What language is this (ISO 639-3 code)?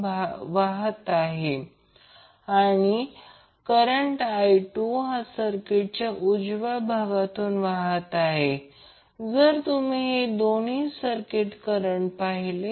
mar